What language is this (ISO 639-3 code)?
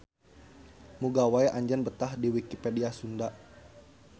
sun